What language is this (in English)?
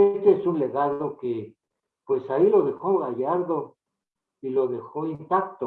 Spanish